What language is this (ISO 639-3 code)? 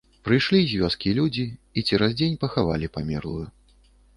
bel